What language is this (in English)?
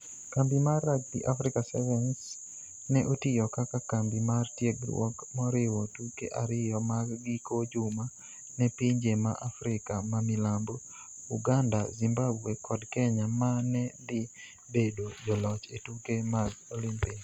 Luo (Kenya and Tanzania)